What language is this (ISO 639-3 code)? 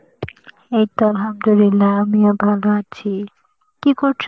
ben